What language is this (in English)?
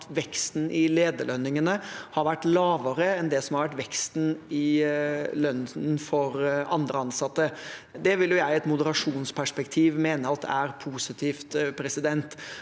Norwegian